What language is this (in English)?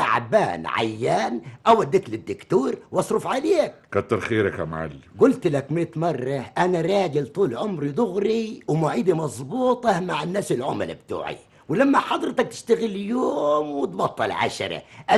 Arabic